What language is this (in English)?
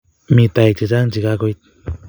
Kalenjin